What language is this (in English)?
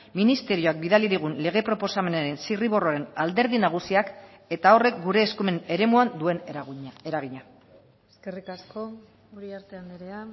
Basque